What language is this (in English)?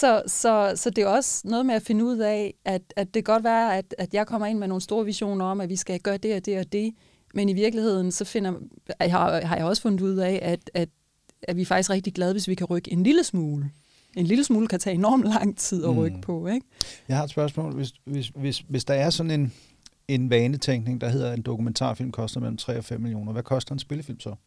Danish